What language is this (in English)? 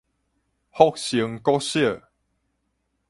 Min Nan Chinese